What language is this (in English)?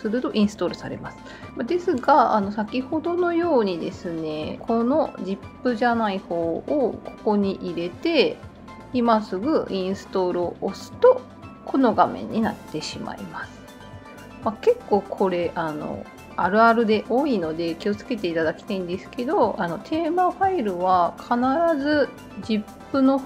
Japanese